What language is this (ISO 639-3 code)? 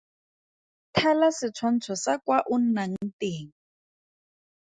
tsn